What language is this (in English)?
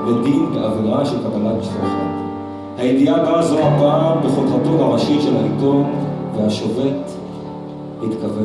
Hebrew